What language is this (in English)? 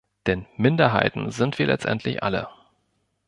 German